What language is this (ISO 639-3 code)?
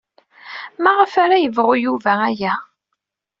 kab